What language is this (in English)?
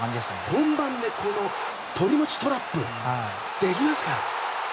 Japanese